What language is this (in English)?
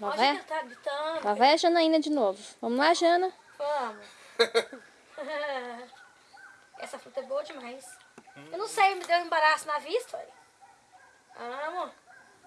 Portuguese